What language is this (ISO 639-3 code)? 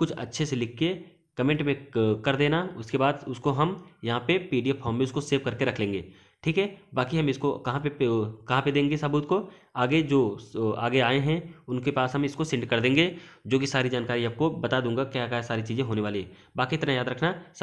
hin